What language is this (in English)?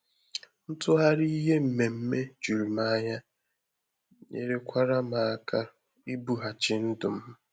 Igbo